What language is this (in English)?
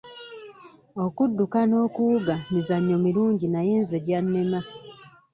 Ganda